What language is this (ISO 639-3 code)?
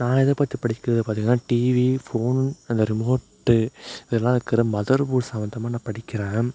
tam